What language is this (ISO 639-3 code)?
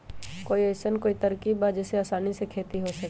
mag